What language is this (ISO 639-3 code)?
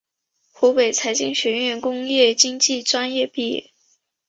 zho